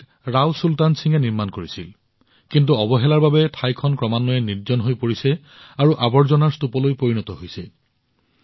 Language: Assamese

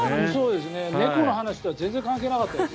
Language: Japanese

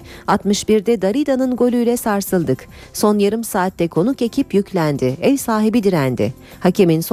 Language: Turkish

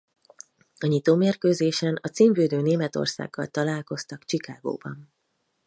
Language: Hungarian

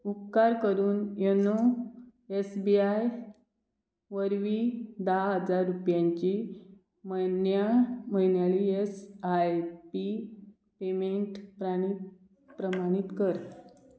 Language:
Konkani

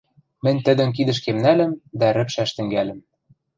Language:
Western Mari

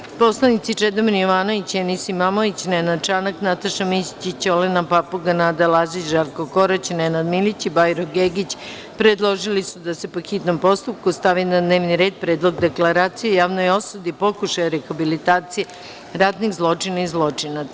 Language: Serbian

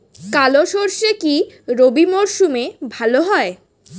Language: Bangla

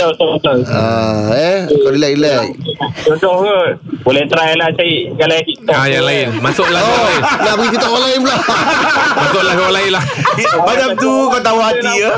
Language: Malay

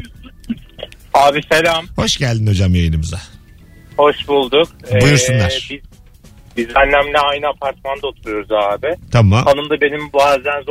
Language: Turkish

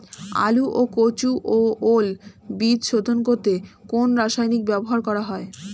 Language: Bangla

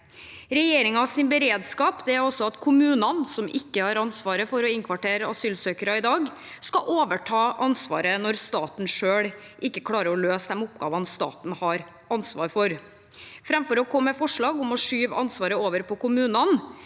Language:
Norwegian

